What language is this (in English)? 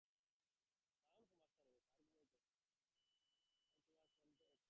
Bangla